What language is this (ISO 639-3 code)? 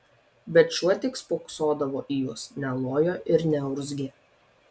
lit